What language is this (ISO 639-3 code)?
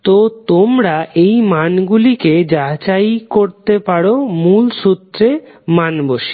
ben